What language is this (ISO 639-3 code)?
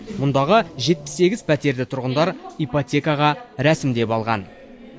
kaz